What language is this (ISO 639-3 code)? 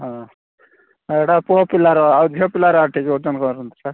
ori